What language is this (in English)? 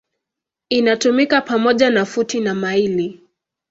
Swahili